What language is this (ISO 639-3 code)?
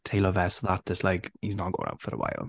cym